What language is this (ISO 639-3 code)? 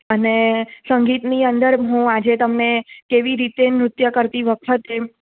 guj